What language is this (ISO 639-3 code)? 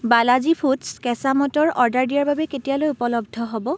asm